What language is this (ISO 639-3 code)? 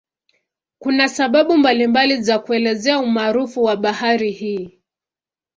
swa